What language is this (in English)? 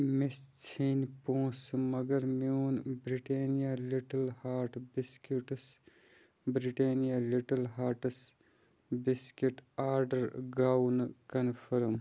Kashmiri